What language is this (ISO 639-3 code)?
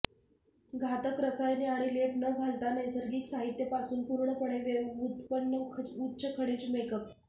mar